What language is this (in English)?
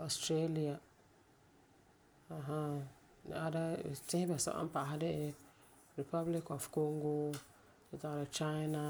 Frafra